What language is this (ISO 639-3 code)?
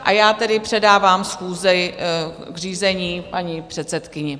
ces